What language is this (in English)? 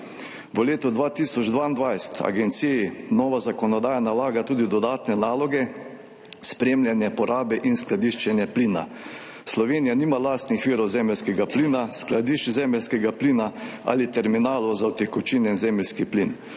Slovenian